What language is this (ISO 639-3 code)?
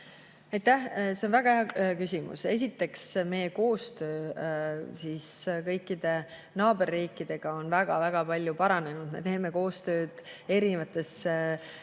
est